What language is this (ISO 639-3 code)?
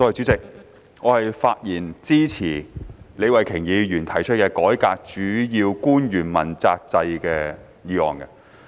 yue